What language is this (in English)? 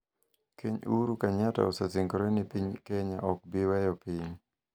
Luo (Kenya and Tanzania)